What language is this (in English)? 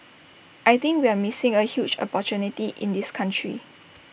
English